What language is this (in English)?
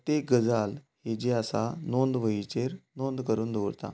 Konkani